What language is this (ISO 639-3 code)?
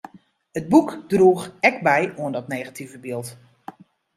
fry